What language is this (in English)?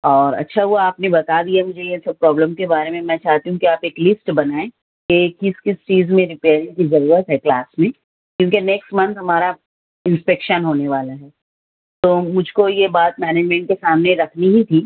Urdu